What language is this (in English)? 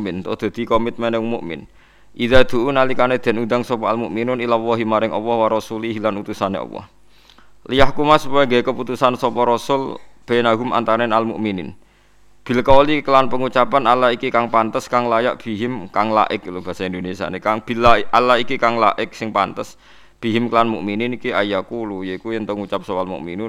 Indonesian